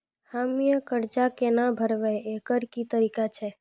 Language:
Maithili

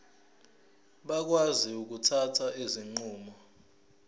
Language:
Zulu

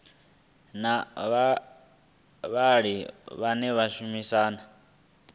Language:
Venda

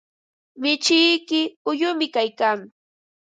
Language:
Ambo-Pasco Quechua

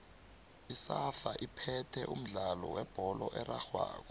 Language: South Ndebele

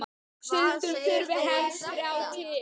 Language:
Icelandic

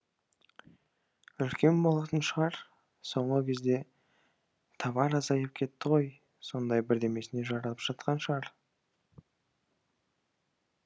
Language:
Kazakh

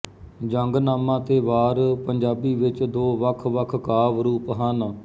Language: Punjabi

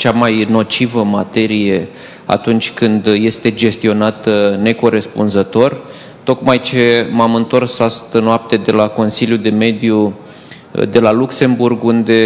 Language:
Romanian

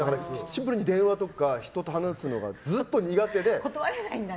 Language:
Japanese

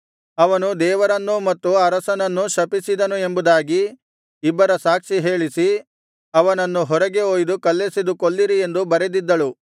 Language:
Kannada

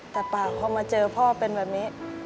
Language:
Thai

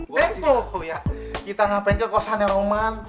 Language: Indonesian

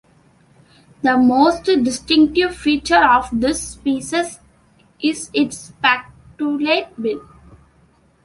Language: English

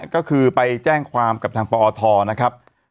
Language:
Thai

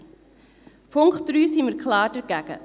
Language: Swiss German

